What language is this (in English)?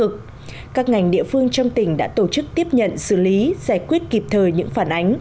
Vietnamese